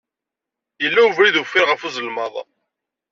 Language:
Kabyle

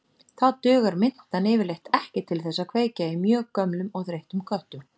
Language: Icelandic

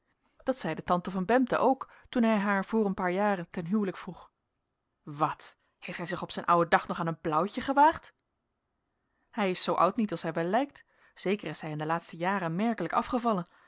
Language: Dutch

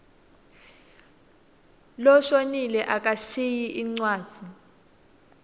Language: Swati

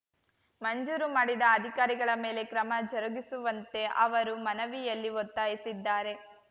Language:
Kannada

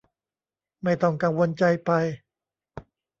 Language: Thai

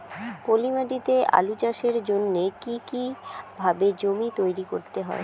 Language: Bangla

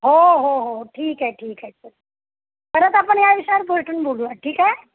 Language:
Marathi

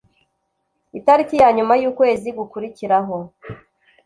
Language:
Kinyarwanda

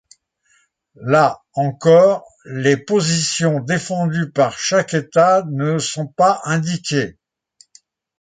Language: French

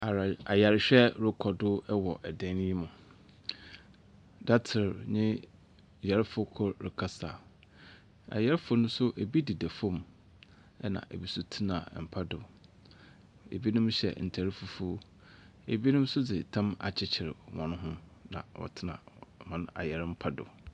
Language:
Akan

